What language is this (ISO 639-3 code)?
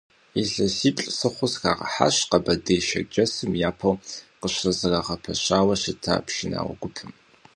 kbd